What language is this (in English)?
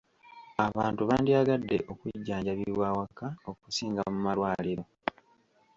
Ganda